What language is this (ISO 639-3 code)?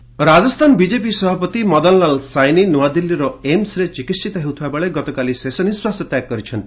ori